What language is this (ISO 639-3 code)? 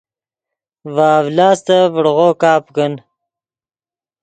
ydg